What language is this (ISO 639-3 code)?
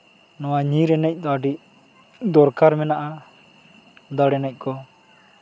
sat